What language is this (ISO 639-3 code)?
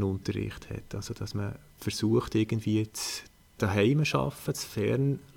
deu